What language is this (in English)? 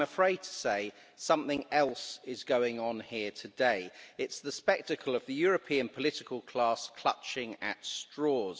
English